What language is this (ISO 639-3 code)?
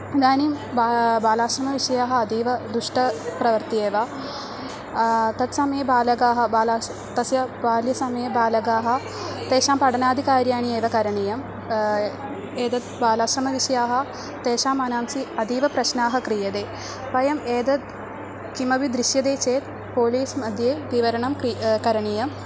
san